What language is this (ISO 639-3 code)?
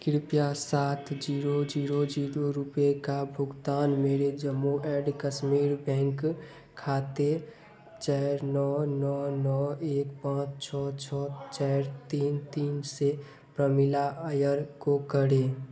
hin